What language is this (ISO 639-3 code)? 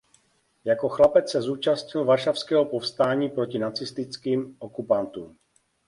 ces